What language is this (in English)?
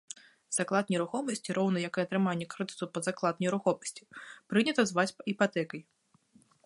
Belarusian